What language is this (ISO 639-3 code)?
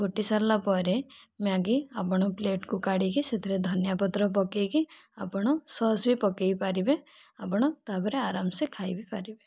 ori